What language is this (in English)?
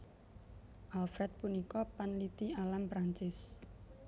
Javanese